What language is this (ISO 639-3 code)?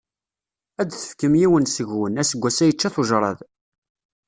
kab